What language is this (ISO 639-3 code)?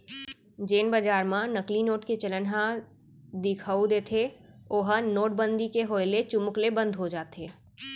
hne